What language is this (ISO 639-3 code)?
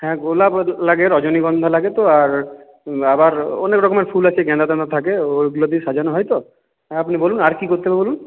ben